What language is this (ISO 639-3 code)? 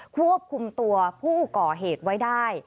tha